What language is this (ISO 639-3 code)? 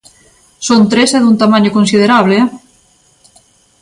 glg